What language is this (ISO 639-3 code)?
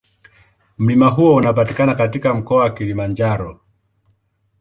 swa